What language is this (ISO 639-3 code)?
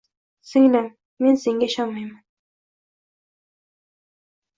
uzb